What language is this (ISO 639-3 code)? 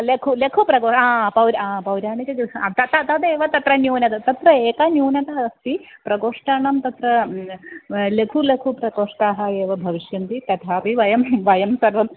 san